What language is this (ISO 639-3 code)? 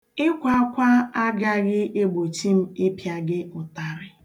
ibo